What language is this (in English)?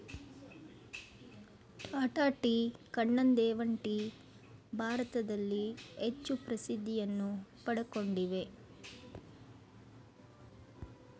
Kannada